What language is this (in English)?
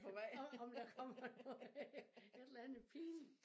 Danish